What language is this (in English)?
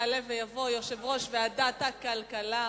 Hebrew